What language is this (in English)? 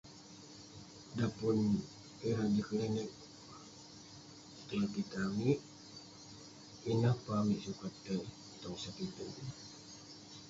Western Penan